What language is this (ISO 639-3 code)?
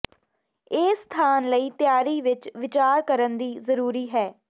pan